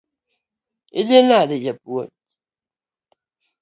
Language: Luo (Kenya and Tanzania)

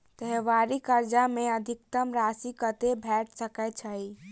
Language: Maithili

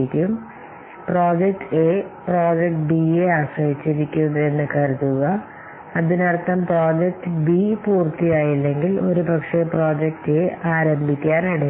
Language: Malayalam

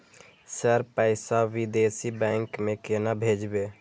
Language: Maithili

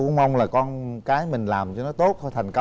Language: Vietnamese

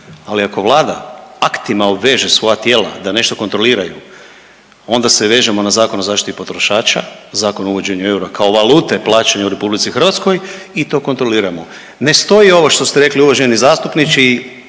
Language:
Croatian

